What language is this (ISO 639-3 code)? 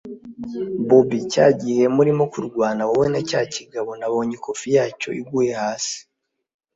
kin